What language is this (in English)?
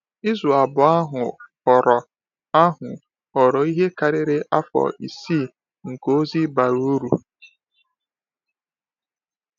Igbo